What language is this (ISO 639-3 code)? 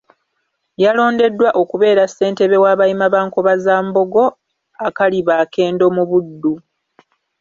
lug